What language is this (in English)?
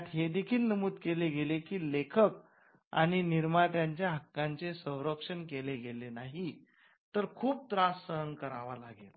Marathi